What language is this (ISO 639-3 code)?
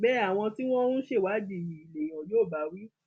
yor